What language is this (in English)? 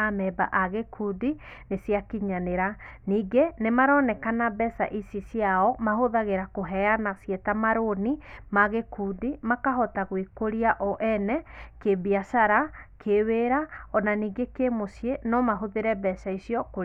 Kikuyu